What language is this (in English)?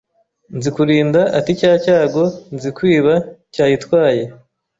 Kinyarwanda